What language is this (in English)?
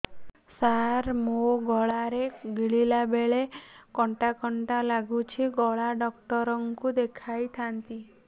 Odia